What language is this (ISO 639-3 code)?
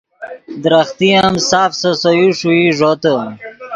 ydg